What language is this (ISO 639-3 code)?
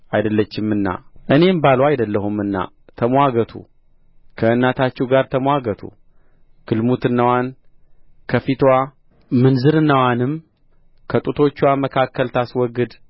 amh